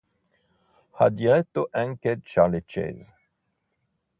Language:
Italian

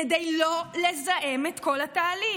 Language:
Hebrew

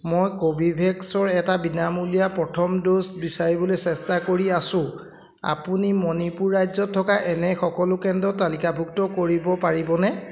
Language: Assamese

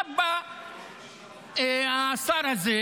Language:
Hebrew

